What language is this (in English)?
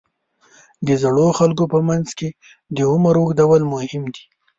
Pashto